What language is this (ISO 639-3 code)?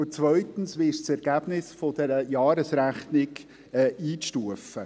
gsw